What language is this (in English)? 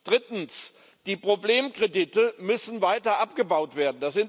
German